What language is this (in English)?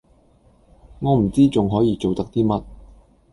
Cantonese